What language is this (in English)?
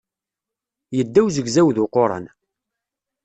Kabyle